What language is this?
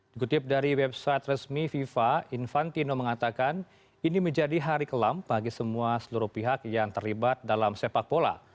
Indonesian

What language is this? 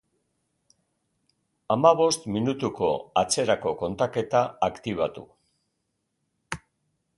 Basque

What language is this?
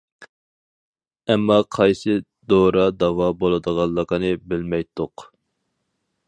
Uyghur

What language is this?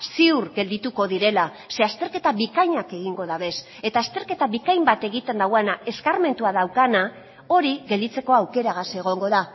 Basque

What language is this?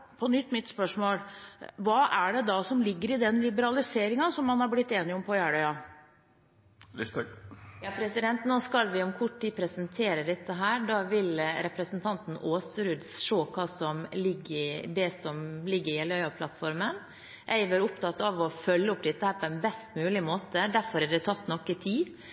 Norwegian Bokmål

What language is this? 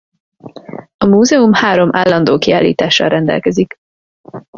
Hungarian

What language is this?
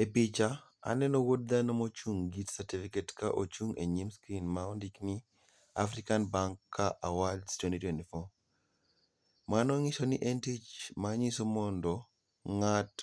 Luo (Kenya and Tanzania)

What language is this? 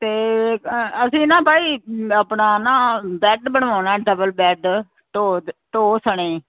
Punjabi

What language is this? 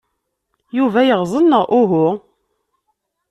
Kabyle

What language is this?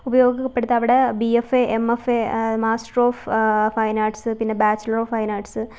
Malayalam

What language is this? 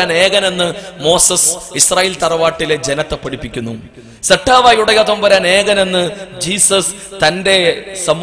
Arabic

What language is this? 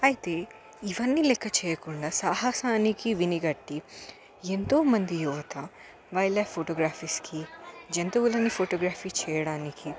Telugu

